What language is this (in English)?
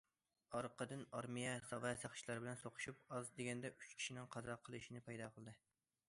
Uyghur